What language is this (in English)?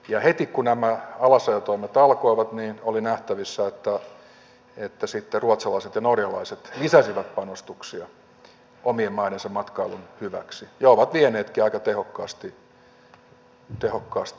Finnish